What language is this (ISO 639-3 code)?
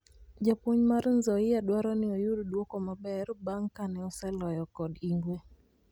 luo